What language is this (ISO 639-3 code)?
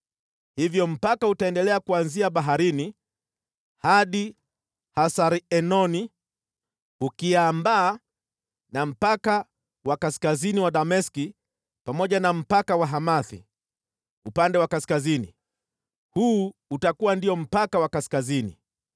swa